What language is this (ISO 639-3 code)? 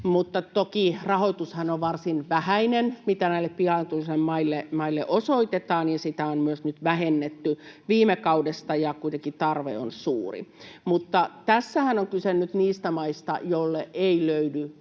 fin